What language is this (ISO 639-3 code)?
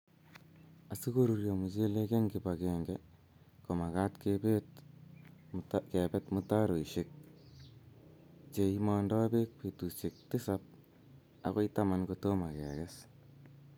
kln